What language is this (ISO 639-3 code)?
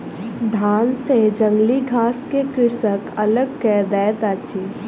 mai